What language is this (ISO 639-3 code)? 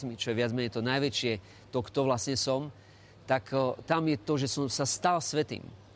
slk